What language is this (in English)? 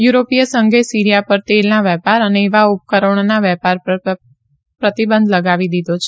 Gujarati